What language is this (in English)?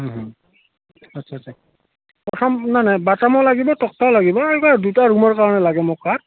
Assamese